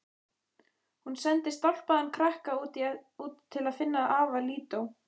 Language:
Icelandic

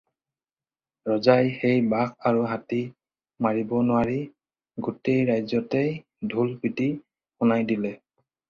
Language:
Assamese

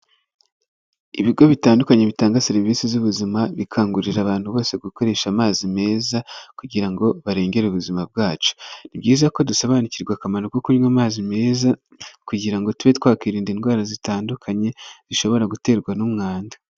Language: Kinyarwanda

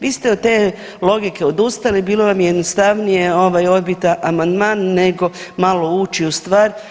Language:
Croatian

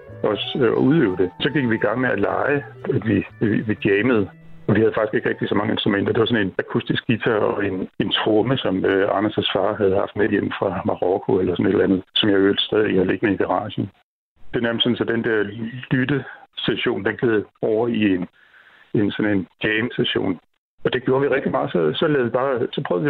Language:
Danish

